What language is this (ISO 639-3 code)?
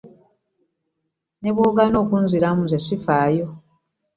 lug